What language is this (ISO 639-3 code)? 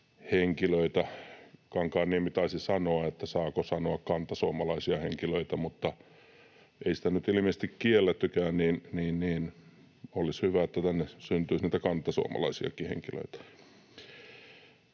fin